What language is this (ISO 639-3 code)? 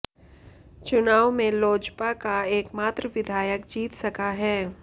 hin